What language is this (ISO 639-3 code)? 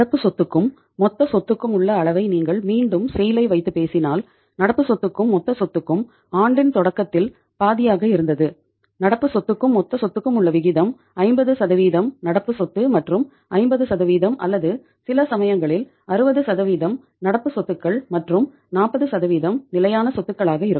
tam